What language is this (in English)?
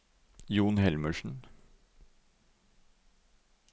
Norwegian